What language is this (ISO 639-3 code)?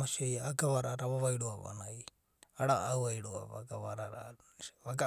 kbt